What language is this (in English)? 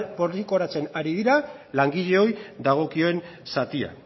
Basque